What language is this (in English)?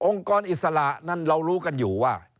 Thai